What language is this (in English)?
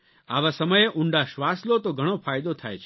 Gujarati